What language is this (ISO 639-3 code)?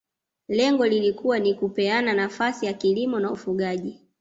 swa